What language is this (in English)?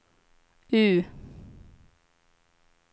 Swedish